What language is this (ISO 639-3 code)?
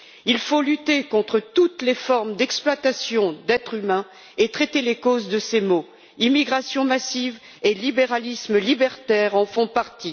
fra